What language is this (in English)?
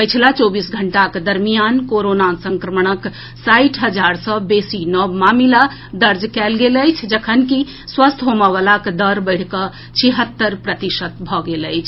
Maithili